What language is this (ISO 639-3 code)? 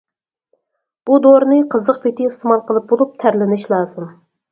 uig